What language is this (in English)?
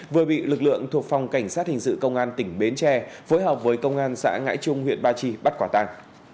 Vietnamese